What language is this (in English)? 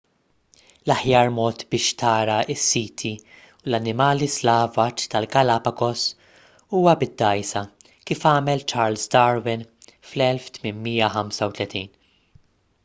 Maltese